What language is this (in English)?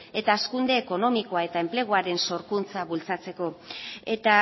Basque